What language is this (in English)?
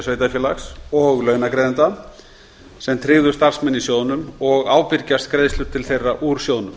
Icelandic